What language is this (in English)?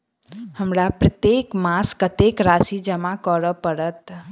Maithili